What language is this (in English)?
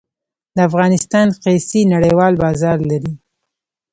Pashto